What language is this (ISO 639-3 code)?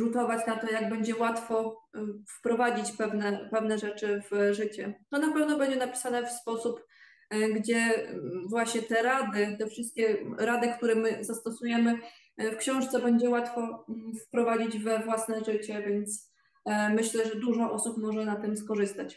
pol